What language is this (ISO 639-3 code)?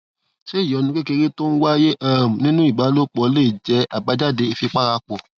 yor